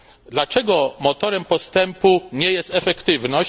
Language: Polish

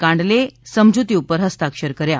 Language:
Gujarati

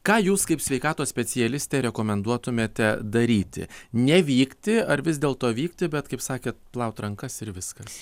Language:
Lithuanian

